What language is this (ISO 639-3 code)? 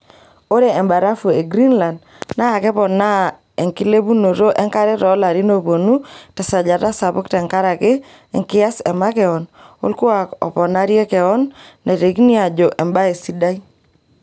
mas